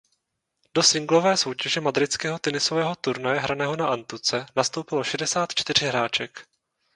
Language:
Czech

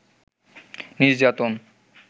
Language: Bangla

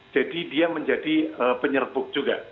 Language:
Indonesian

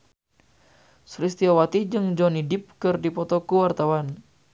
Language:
Sundanese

